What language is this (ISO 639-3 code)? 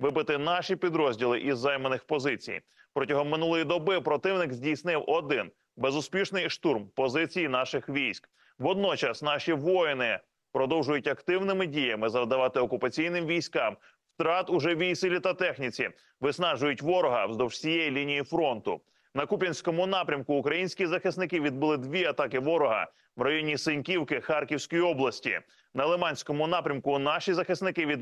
ukr